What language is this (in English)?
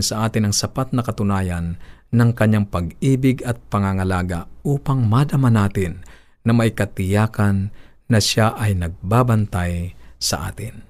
Filipino